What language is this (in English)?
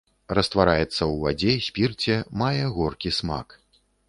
Belarusian